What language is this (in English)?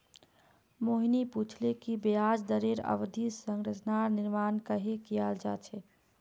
Magahi